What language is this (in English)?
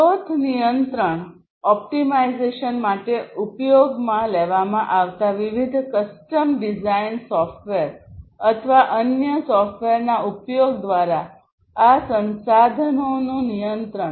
Gujarati